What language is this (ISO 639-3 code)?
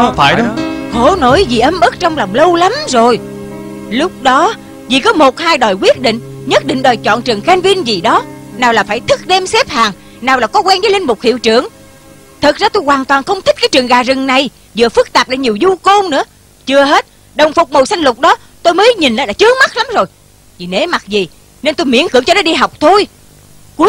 vie